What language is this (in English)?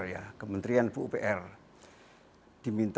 Indonesian